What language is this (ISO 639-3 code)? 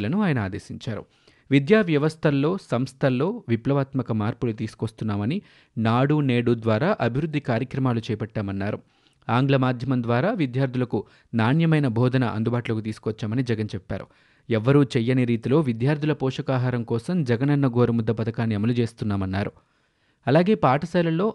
tel